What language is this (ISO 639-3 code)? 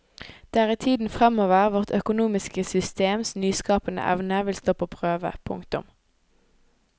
nor